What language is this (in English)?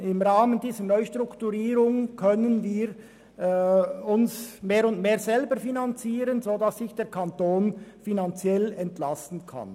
Swiss German